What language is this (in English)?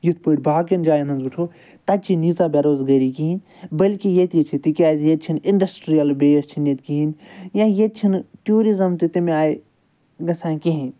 Kashmiri